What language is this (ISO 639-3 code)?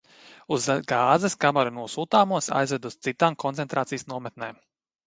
lav